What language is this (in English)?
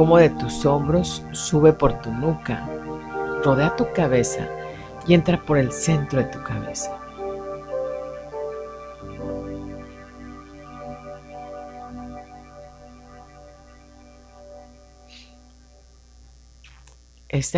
Spanish